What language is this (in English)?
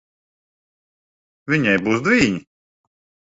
Latvian